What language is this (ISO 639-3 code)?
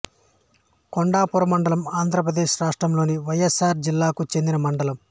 tel